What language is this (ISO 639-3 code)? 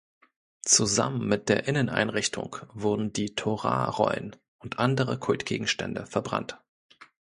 deu